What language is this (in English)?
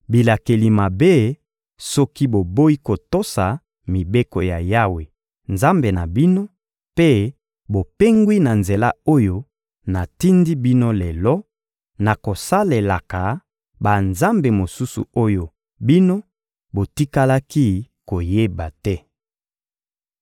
Lingala